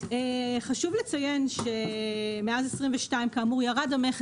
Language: Hebrew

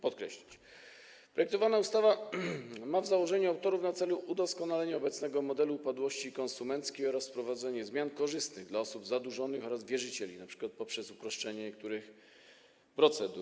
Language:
Polish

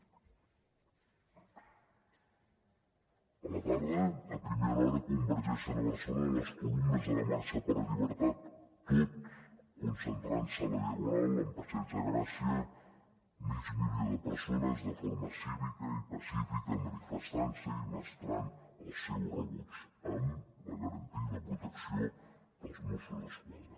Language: Catalan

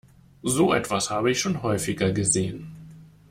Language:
German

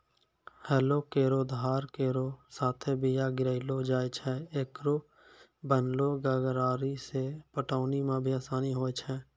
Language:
Maithili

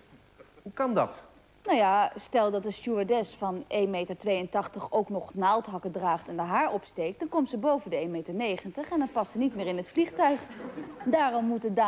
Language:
Dutch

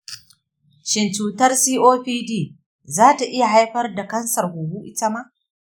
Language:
Hausa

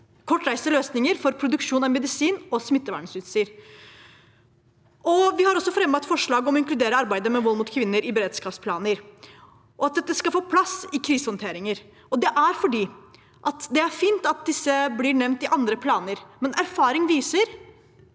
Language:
Norwegian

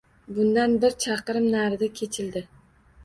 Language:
Uzbek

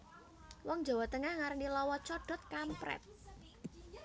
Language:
Javanese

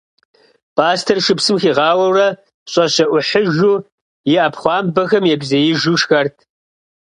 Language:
Kabardian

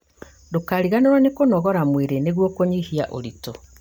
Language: Kikuyu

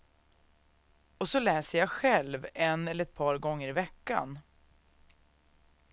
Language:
Swedish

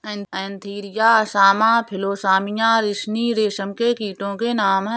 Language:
Hindi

